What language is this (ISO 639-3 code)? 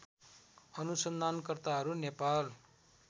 nep